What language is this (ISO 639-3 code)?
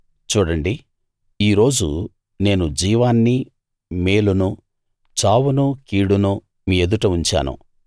tel